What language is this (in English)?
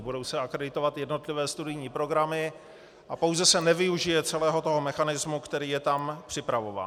Czech